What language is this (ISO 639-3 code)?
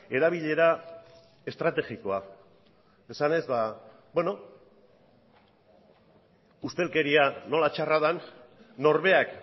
eus